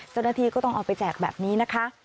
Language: Thai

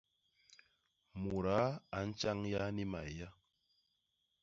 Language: Basaa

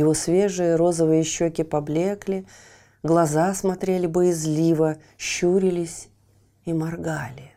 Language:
Russian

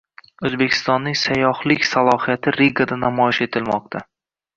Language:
Uzbek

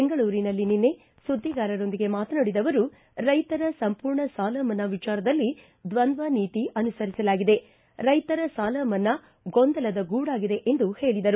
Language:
Kannada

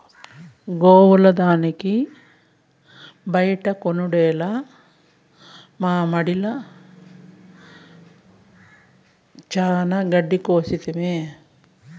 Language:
Telugu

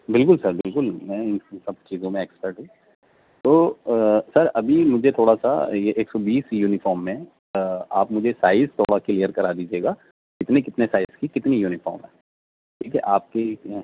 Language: Urdu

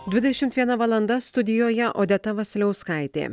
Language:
Lithuanian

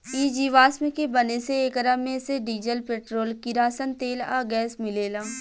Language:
Bhojpuri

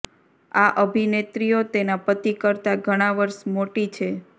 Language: Gujarati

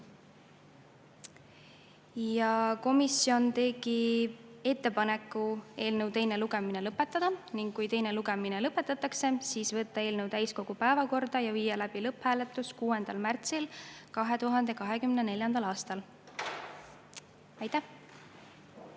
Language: Estonian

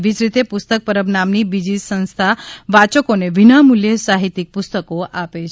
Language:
Gujarati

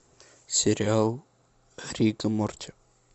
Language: Russian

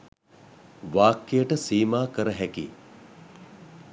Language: Sinhala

